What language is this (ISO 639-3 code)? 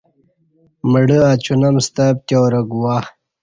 bsh